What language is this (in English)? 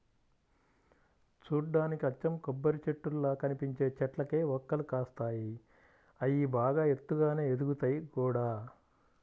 Telugu